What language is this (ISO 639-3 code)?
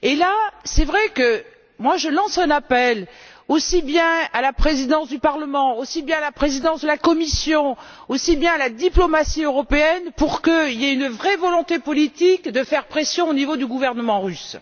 fra